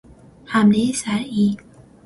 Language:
Persian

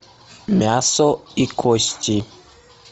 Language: Russian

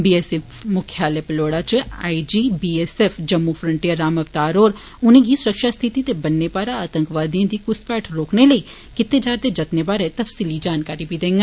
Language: Dogri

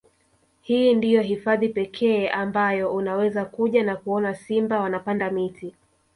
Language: Swahili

